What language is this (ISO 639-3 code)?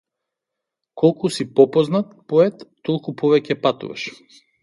mkd